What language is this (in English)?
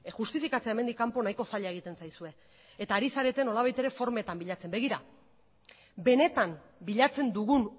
Basque